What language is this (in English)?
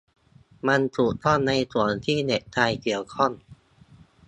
Thai